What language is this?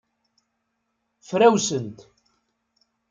Kabyle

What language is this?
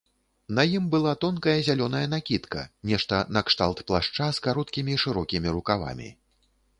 Belarusian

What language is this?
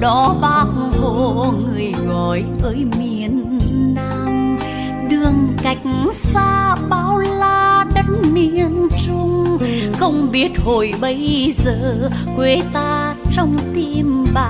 Vietnamese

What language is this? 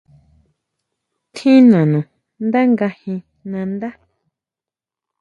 Huautla Mazatec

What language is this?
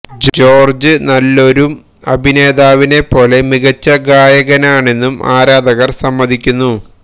Malayalam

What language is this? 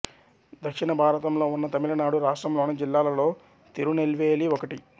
Telugu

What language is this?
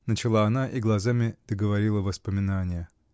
Russian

